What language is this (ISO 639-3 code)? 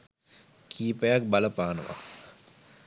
sin